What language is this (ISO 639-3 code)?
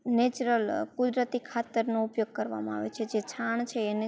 guj